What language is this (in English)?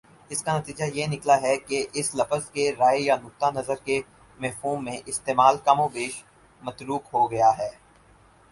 Urdu